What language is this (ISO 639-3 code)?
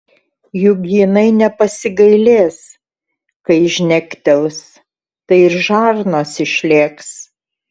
lit